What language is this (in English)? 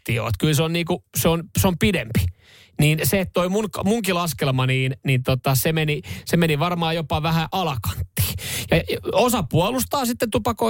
Finnish